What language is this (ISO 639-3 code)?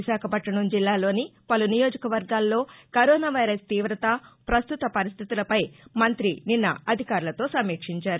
tel